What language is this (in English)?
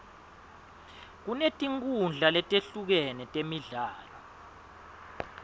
Swati